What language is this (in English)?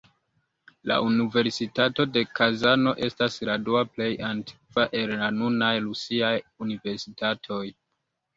Esperanto